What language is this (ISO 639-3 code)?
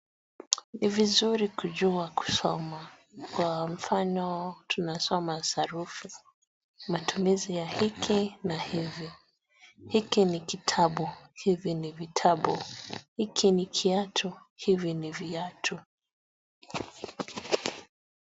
swa